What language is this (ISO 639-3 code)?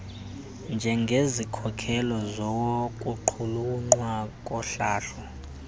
xho